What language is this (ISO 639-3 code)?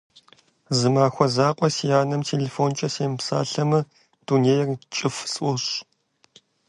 kbd